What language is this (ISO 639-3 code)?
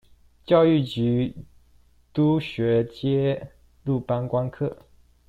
zho